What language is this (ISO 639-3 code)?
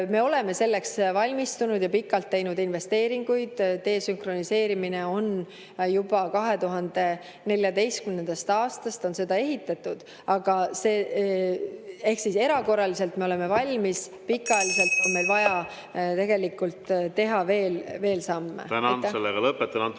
est